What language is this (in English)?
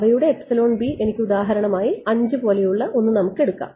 Malayalam